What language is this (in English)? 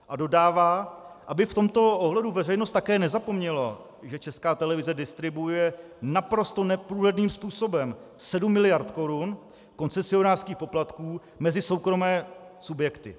Czech